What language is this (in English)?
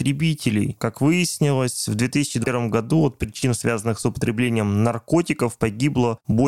Russian